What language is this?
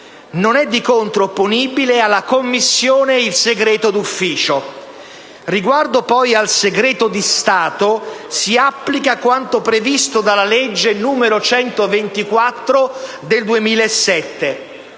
Italian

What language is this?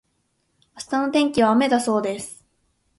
Japanese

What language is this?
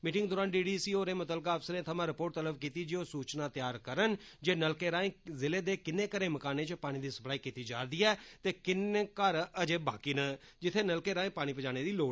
Dogri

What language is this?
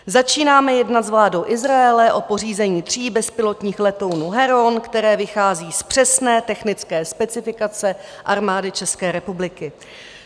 Czech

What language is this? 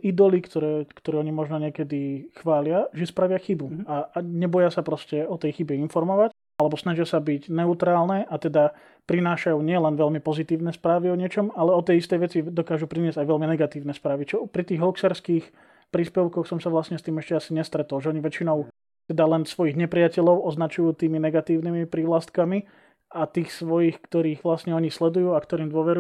Slovak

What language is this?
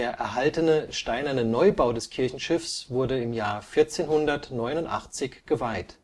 German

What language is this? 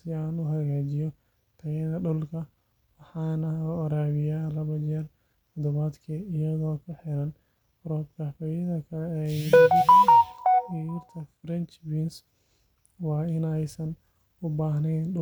Somali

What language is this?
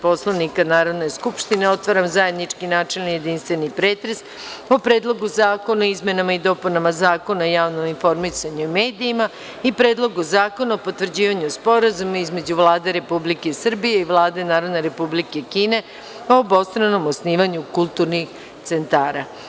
Serbian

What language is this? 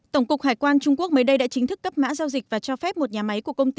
Vietnamese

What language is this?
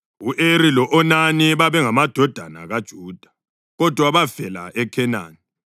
North Ndebele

